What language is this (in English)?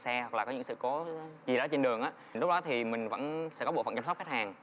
Vietnamese